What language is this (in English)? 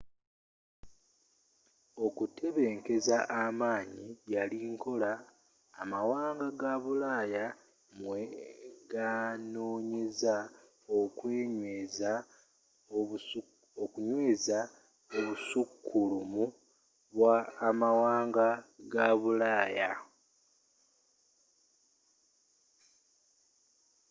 Ganda